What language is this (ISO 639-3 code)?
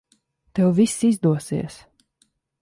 lav